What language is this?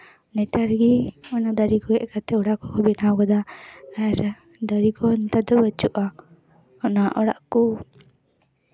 Santali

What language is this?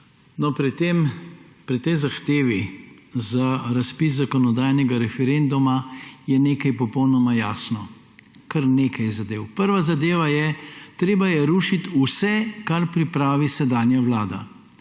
Slovenian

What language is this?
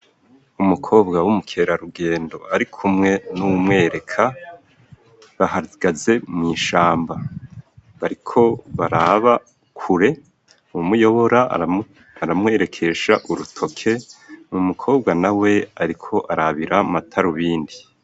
Rundi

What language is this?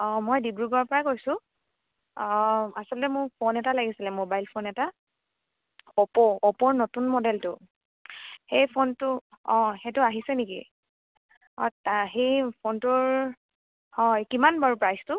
Assamese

